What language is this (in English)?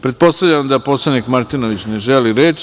Serbian